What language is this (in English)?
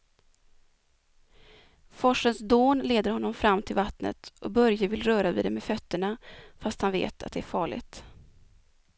Swedish